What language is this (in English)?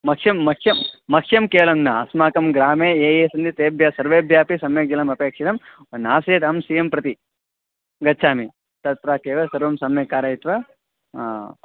Sanskrit